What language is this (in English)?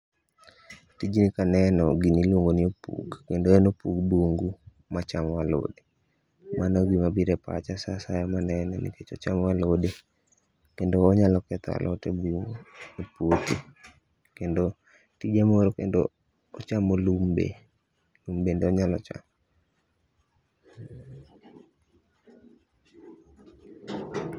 Luo (Kenya and Tanzania)